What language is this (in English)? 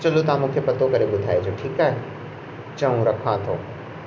Sindhi